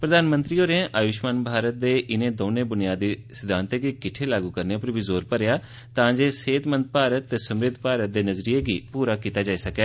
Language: Dogri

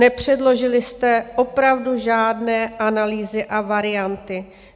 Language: Czech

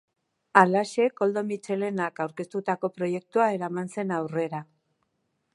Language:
Basque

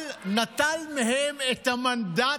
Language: Hebrew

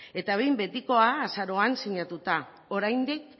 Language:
Basque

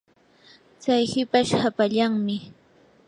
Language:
Yanahuanca Pasco Quechua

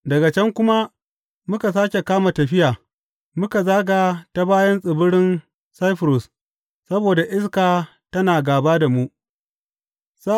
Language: Hausa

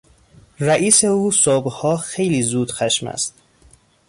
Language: Persian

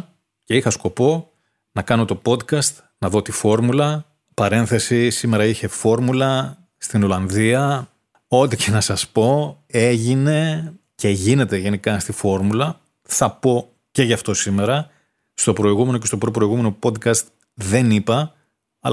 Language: Greek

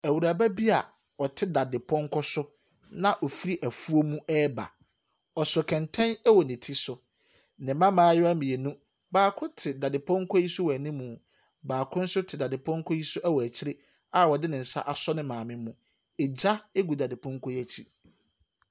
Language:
Akan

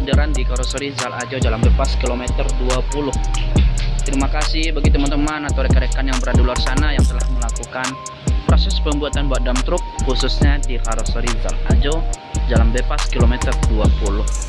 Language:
Indonesian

